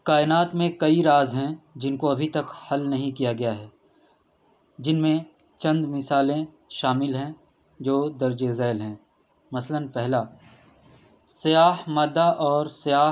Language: Urdu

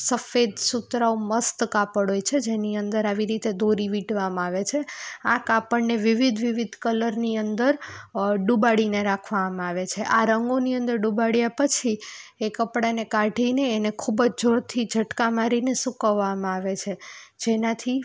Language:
Gujarati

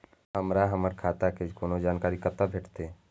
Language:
Maithili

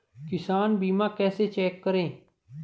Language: Hindi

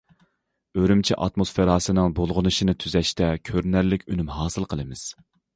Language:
Uyghur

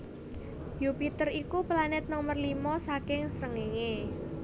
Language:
Javanese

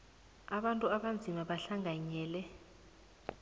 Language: South Ndebele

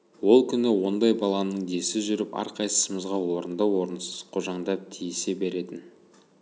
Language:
Kazakh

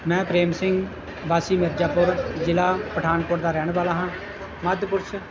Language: Punjabi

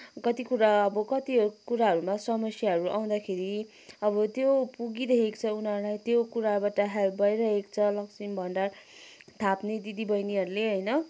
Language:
Nepali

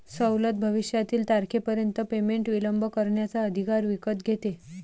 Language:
Marathi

